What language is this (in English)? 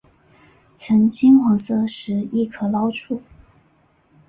Chinese